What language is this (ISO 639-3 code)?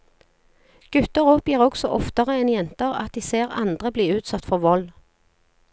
nor